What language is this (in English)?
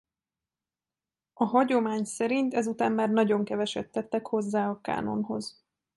Hungarian